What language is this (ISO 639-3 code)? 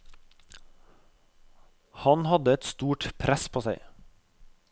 nor